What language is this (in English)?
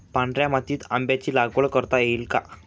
Marathi